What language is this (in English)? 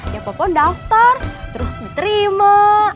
Indonesian